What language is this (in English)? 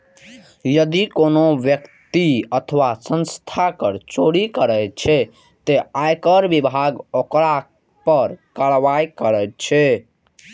Maithili